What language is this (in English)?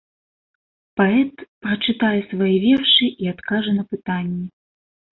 Belarusian